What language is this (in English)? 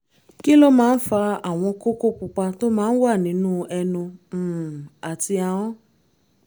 Yoruba